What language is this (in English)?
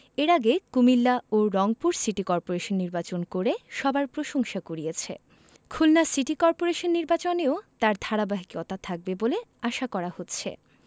Bangla